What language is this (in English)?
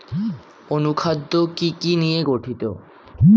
Bangla